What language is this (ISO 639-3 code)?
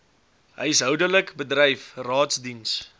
afr